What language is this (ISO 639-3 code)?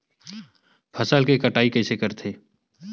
hne